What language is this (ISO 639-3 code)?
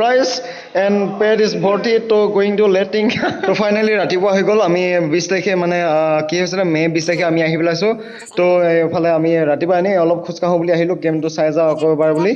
asm